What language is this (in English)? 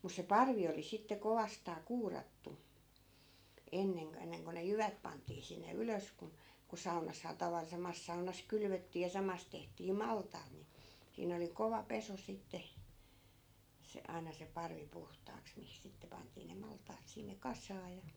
Finnish